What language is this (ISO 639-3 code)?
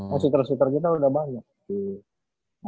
ind